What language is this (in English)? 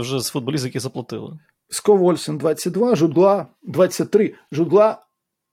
Ukrainian